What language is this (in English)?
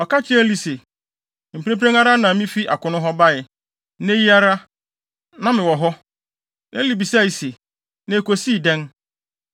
Akan